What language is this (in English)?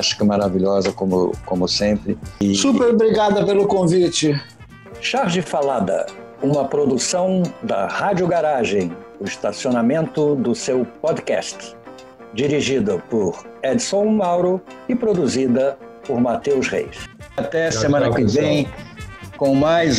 Portuguese